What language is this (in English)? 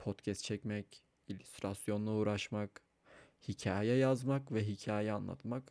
Turkish